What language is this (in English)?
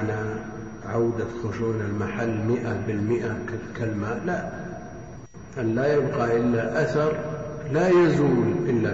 Arabic